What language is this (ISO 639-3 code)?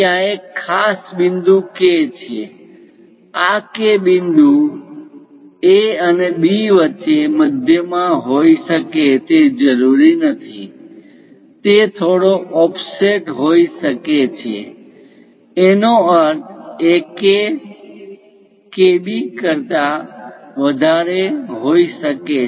guj